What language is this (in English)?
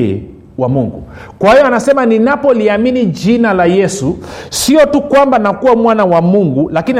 Swahili